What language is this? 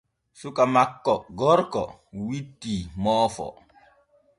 Borgu Fulfulde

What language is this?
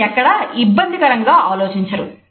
Telugu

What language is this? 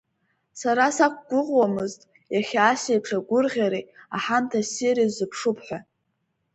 Abkhazian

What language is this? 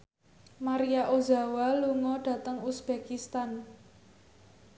Javanese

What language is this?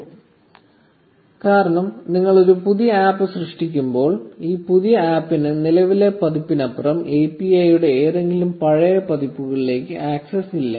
Malayalam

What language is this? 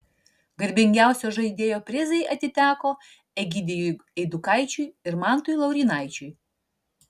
Lithuanian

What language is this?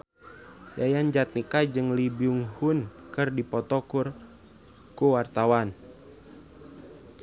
Sundanese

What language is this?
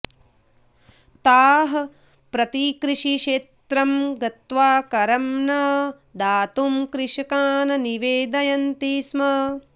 Sanskrit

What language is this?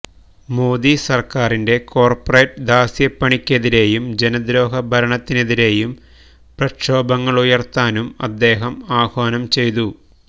Malayalam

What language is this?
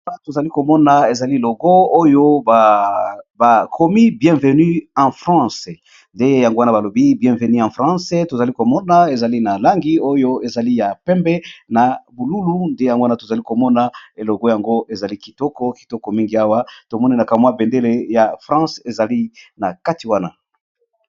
Lingala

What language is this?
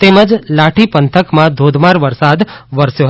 Gujarati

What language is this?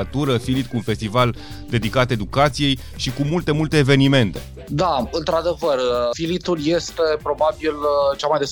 Romanian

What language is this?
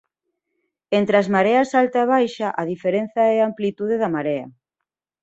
Galician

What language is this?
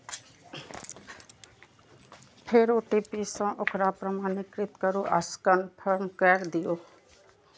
Maithili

